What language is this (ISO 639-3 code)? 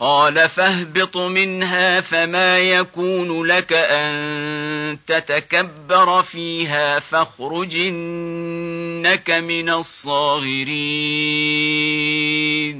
ara